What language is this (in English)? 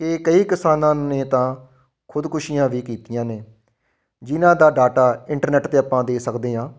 Punjabi